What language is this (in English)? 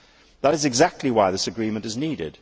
English